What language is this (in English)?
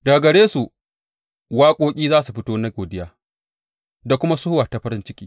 Hausa